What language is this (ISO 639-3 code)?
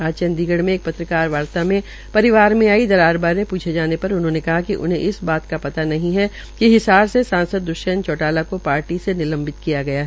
hin